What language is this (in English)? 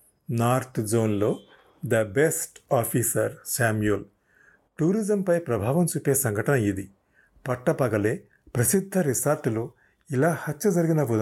Telugu